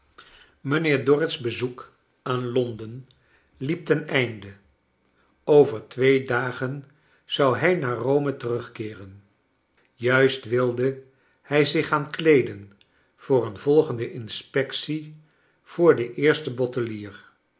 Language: Dutch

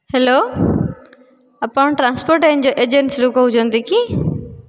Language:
Odia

